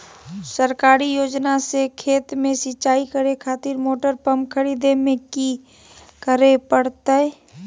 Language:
Magahi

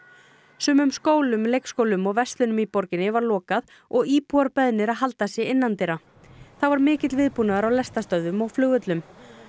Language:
Icelandic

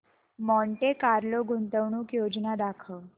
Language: Marathi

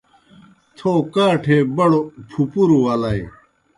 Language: Kohistani Shina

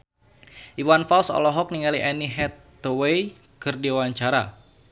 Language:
Sundanese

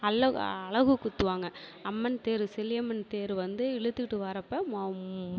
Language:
Tamil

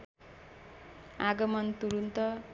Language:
Nepali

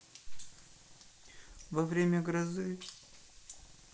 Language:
Russian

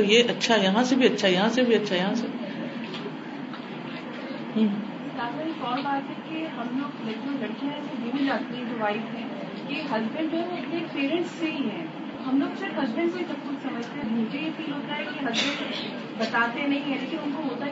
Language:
Urdu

